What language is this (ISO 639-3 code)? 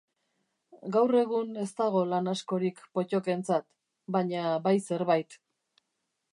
eus